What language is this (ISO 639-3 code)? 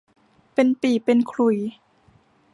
tha